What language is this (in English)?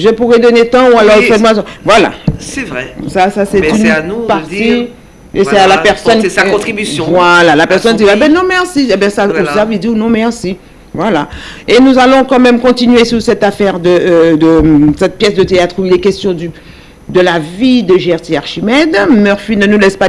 French